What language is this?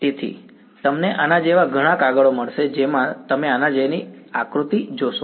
Gujarati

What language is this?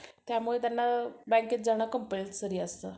Marathi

